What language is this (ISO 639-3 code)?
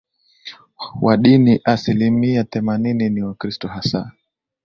swa